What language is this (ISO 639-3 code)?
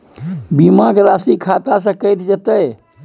mai